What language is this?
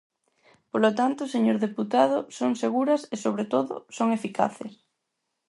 Galician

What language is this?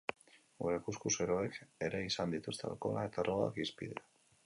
Basque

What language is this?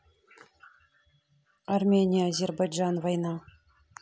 Russian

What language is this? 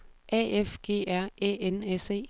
Danish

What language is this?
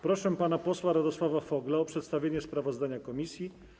Polish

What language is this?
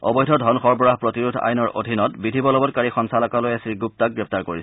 Assamese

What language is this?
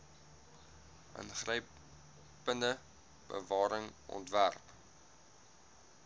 Afrikaans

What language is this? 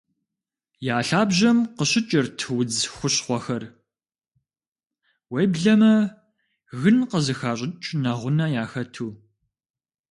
Kabardian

